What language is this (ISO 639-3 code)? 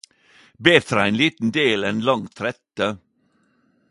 nno